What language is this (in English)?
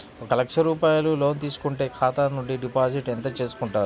Telugu